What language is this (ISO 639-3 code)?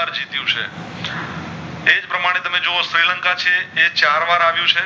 guj